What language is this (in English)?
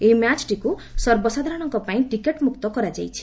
Odia